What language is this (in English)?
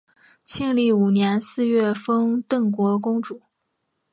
Chinese